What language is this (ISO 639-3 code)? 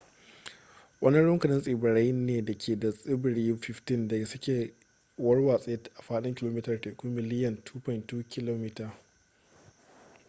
hau